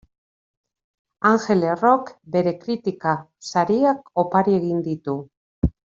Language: Basque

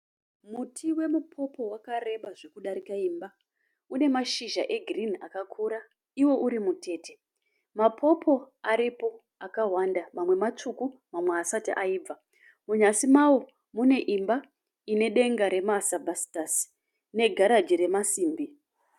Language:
Shona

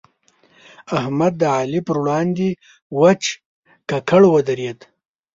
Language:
Pashto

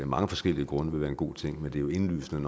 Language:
Danish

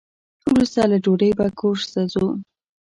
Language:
Pashto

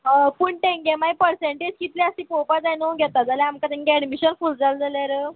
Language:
Konkani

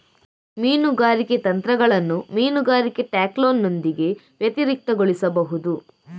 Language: Kannada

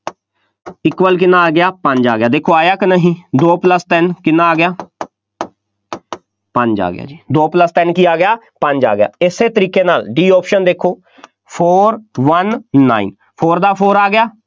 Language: Punjabi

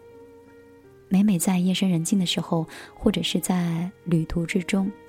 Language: Chinese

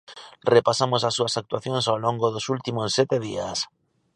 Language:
Galician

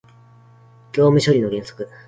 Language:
Japanese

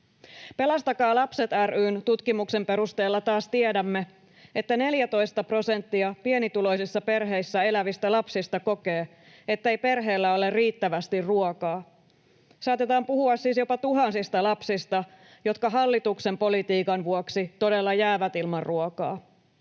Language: Finnish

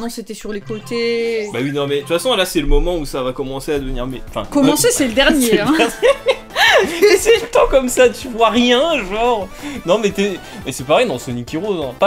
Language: French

